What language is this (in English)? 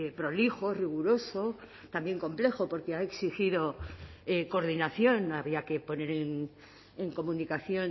Spanish